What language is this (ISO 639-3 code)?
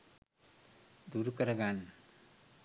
sin